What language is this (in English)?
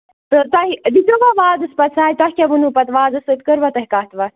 Kashmiri